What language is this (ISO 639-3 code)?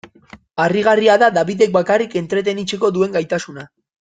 eus